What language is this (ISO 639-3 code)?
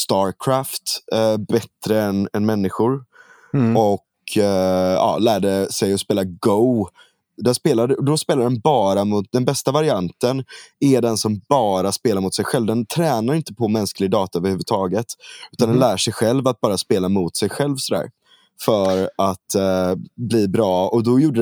swe